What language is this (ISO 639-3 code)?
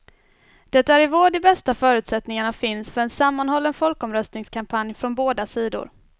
swe